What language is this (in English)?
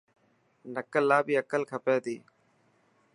Dhatki